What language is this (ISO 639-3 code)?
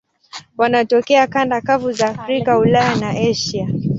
swa